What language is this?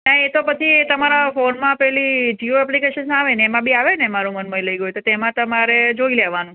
Gujarati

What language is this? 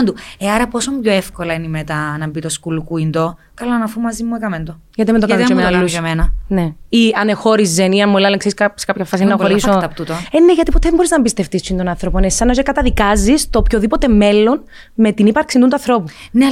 Greek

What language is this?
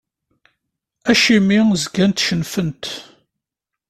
Kabyle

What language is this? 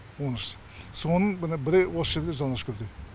Kazakh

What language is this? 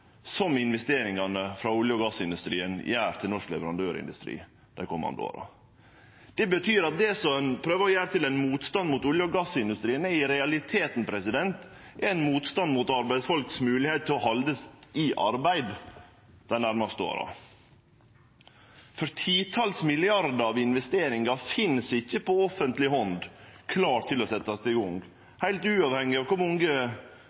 Norwegian Nynorsk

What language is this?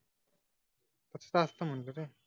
Marathi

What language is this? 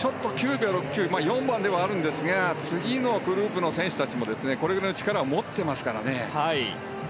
Japanese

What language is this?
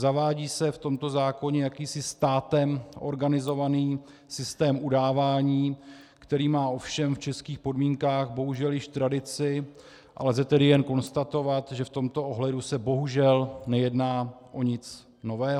Czech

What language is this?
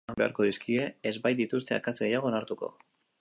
Basque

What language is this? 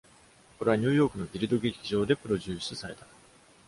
Japanese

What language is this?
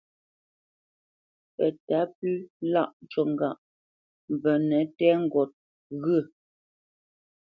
Bamenyam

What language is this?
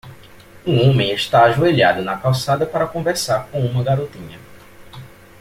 Portuguese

